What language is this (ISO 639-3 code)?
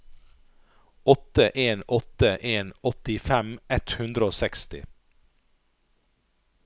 nor